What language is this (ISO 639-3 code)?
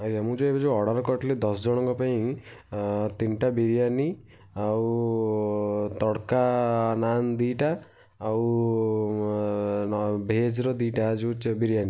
ori